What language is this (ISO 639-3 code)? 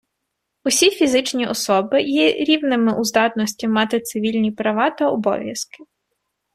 ukr